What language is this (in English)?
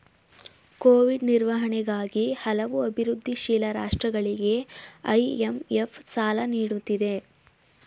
Kannada